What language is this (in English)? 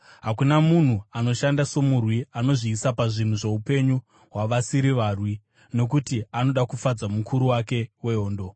Shona